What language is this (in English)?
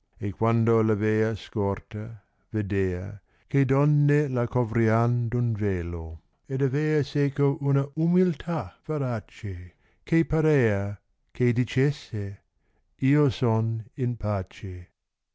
Italian